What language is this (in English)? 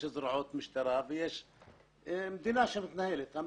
Hebrew